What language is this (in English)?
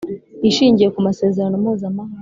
Kinyarwanda